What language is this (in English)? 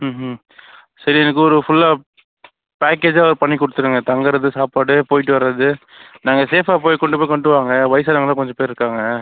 Tamil